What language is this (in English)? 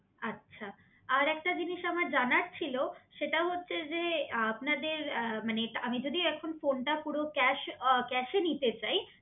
Bangla